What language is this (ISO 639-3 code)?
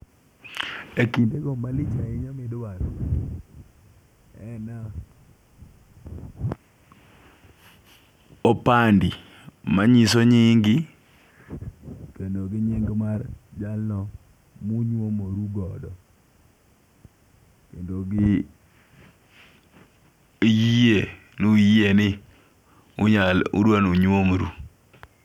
luo